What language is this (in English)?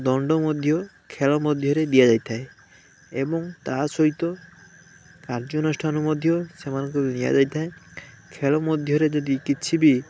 Odia